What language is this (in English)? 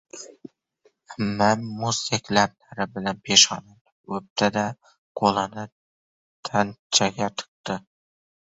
Uzbek